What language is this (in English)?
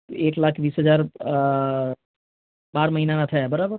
Gujarati